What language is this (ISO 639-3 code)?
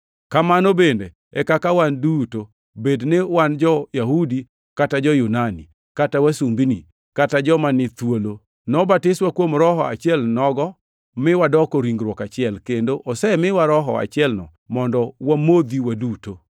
luo